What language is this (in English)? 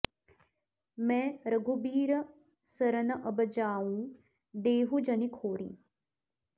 Sanskrit